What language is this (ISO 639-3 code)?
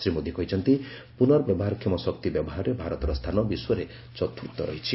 ori